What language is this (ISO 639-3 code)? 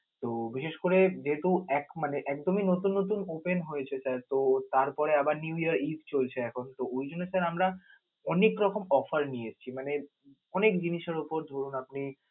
ben